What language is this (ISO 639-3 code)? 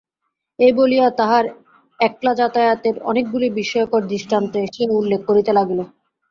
ben